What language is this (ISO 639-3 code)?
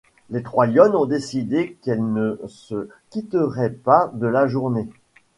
fra